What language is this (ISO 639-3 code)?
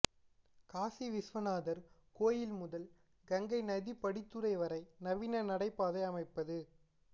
tam